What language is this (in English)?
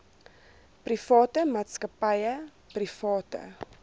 Afrikaans